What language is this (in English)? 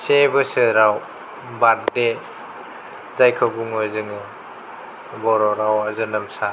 Bodo